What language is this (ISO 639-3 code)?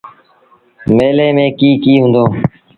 sbn